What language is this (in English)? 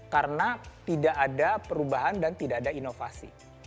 Indonesian